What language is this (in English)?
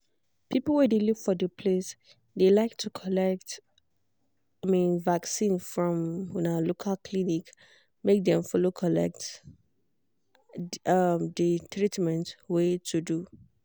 Nigerian Pidgin